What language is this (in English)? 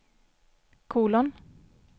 Swedish